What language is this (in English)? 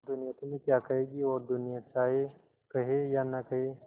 Hindi